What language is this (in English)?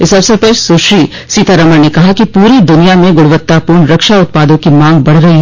Hindi